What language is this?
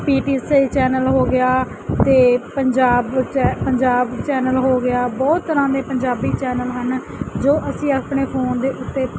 Punjabi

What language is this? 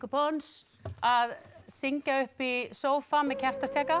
Icelandic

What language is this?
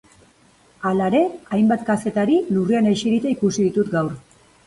Basque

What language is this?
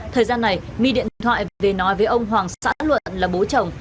Vietnamese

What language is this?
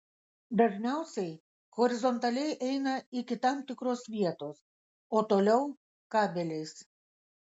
Lithuanian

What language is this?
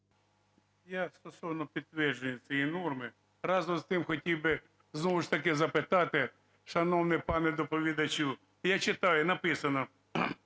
Ukrainian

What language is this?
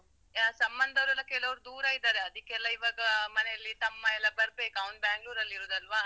Kannada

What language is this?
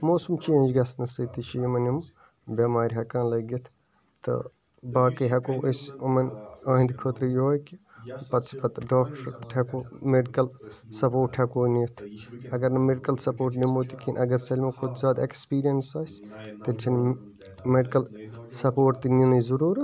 Kashmiri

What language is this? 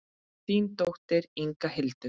Icelandic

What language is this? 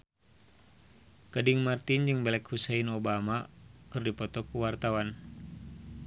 Sundanese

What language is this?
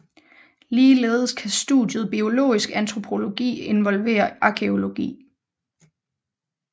Danish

